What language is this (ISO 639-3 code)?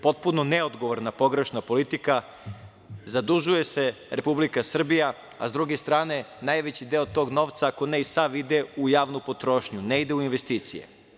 srp